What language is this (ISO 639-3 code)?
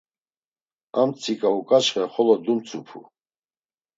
lzz